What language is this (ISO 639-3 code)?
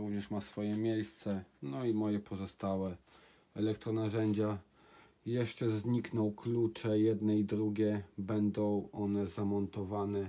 pol